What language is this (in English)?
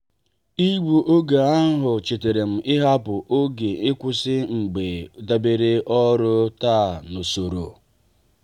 Igbo